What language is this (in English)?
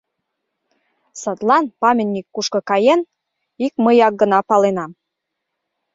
Mari